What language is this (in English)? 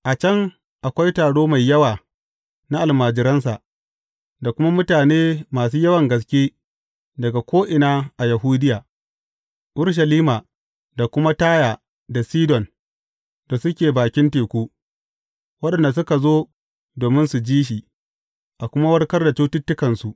Hausa